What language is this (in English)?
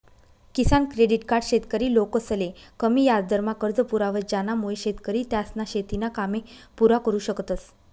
Marathi